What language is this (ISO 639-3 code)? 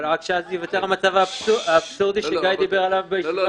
heb